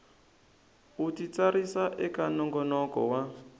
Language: Tsonga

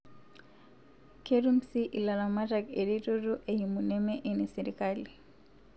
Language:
Masai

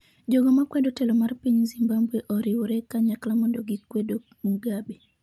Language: Luo (Kenya and Tanzania)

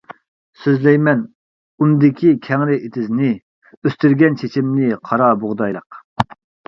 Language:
Uyghur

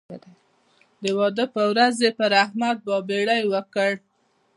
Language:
Pashto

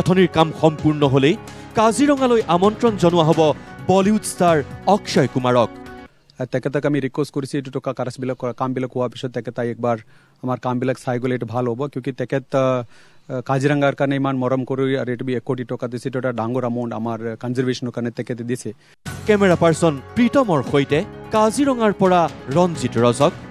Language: Korean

